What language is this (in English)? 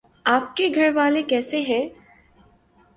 Urdu